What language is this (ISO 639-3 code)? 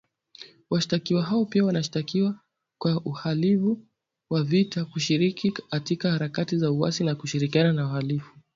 swa